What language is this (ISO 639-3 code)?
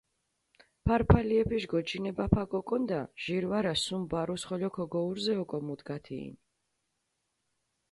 xmf